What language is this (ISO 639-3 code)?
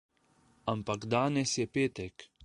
slv